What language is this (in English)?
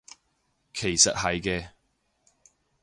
Cantonese